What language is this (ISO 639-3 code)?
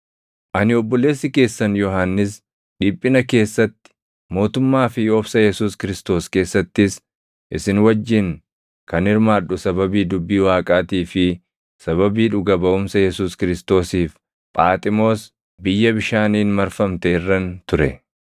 orm